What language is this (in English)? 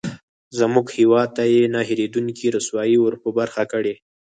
Pashto